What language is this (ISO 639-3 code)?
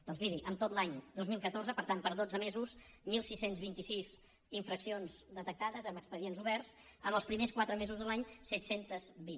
cat